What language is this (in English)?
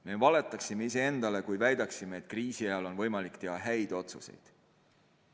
Estonian